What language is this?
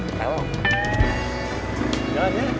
Indonesian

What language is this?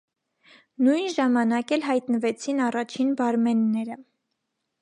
Armenian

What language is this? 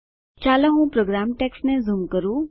Gujarati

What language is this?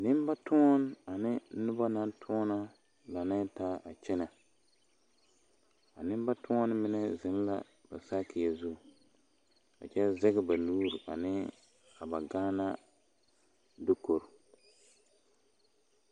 Southern Dagaare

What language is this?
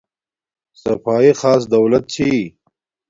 Domaaki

